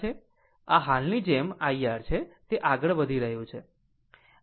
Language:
Gujarati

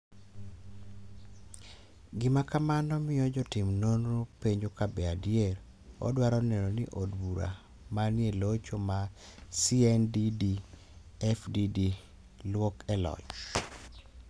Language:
Luo (Kenya and Tanzania)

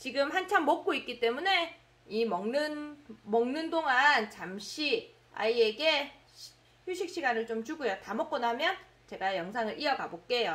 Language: Korean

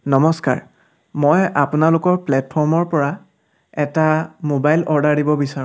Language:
Assamese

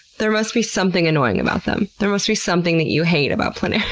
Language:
English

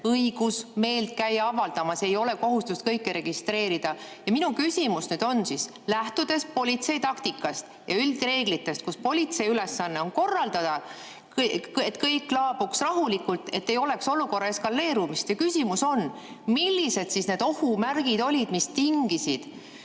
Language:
Estonian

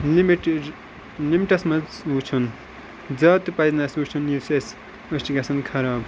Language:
Kashmiri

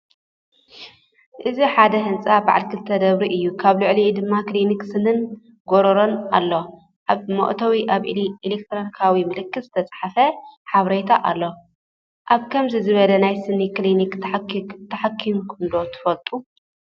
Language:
Tigrinya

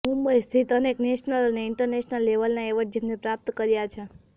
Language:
Gujarati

